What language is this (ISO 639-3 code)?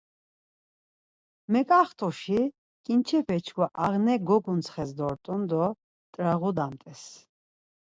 lzz